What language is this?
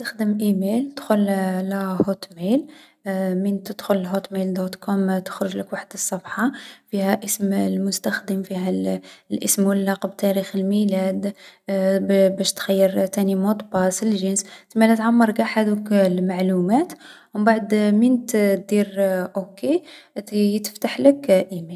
Algerian Arabic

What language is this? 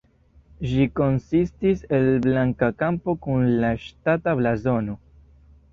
Esperanto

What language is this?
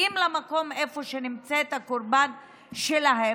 Hebrew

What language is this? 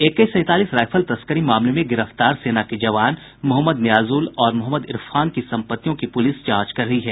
Hindi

